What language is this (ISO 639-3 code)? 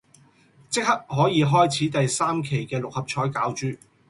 yue